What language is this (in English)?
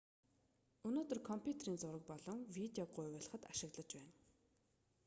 Mongolian